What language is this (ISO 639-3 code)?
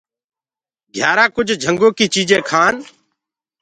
ggg